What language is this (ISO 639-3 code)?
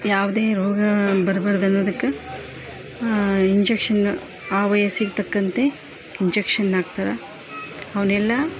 kan